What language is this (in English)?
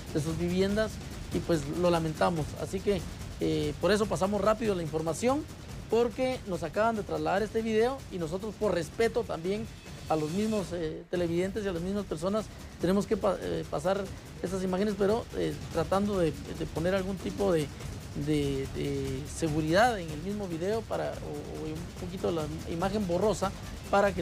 Spanish